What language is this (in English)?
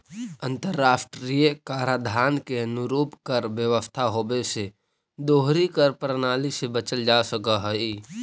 Magahi